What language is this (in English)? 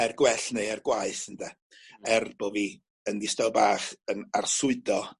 Welsh